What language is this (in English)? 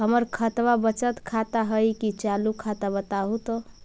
Magahi